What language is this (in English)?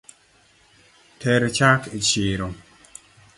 Luo (Kenya and Tanzania)